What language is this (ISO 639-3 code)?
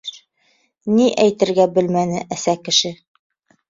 bak